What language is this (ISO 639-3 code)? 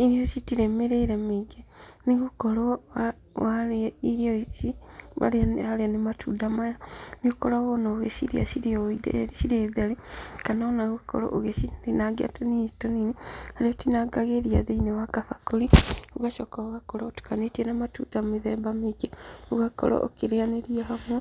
kik